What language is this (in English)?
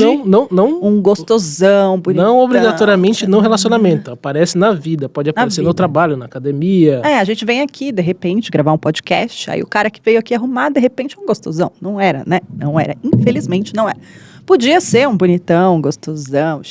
Portuguese